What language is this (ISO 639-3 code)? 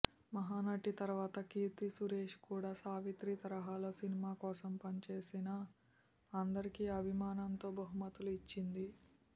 tel